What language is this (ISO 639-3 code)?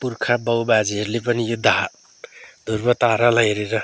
nep